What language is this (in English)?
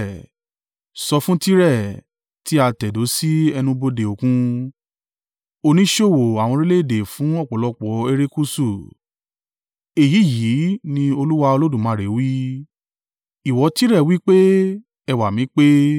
Yoruba